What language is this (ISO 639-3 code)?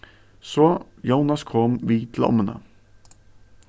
fao